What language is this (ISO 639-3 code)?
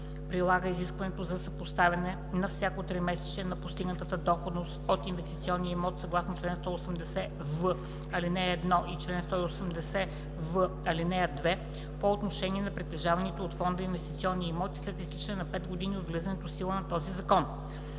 bul